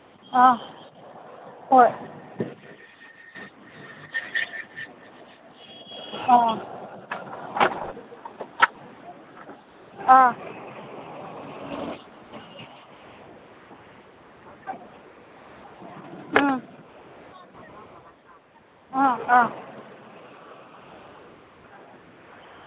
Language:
Manipuri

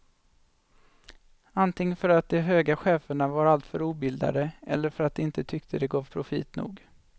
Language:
Swedish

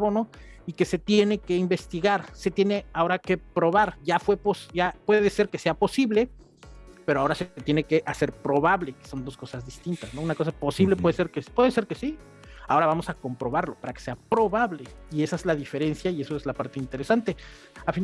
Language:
Spanish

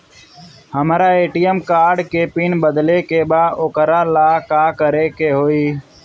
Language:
Bhojpuri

